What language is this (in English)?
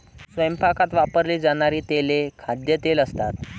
Marathi